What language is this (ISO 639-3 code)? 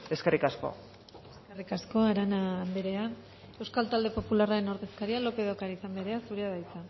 eus